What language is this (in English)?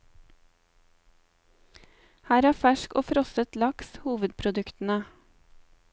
Norwegian